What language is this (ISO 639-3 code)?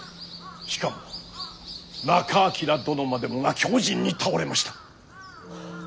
jpn